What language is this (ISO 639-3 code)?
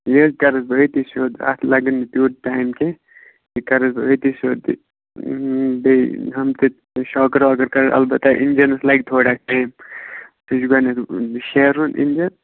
kas